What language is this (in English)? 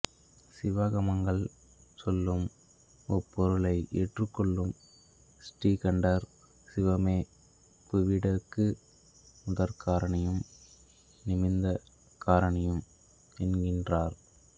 Tamil